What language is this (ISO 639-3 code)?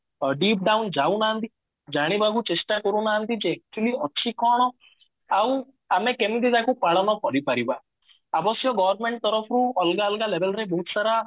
ori